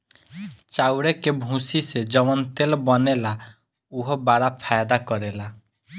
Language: Bhojpuri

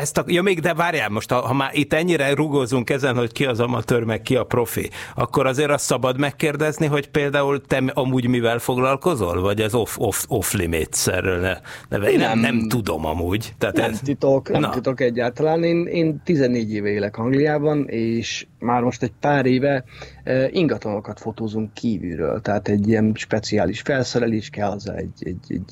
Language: Hungarian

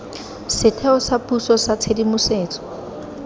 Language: Tswana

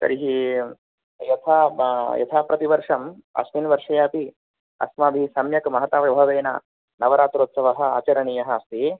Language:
Sanskrit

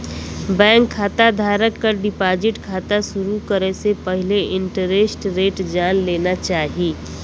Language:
Bhojpuri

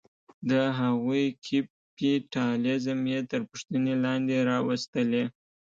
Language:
Pashto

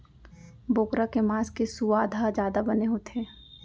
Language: Chhattisgarhi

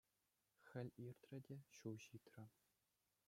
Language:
Chuvash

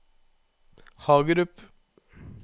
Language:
Norwegian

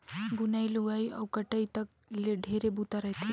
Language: Chhattisgarhi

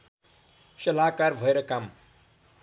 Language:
Nepali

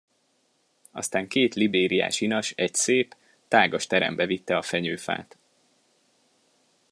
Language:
Hungarian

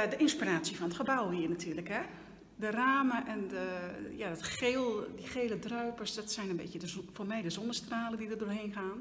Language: Dutch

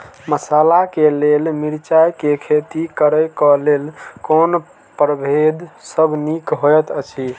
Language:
Maithili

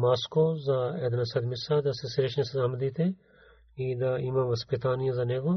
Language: Bulgarian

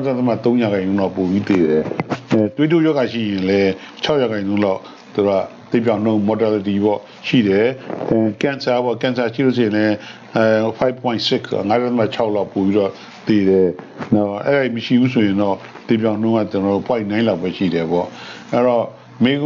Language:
French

